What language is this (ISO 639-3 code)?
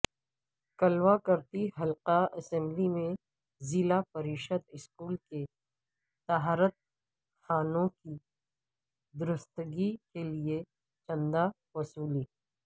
urd